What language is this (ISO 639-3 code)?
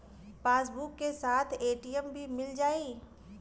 bho